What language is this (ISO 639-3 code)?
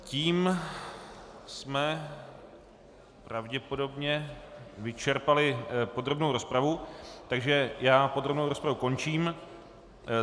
ces